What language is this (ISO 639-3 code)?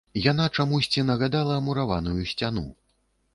bel